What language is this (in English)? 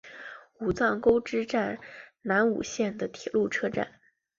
Chinese